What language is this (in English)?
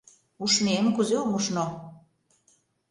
Mari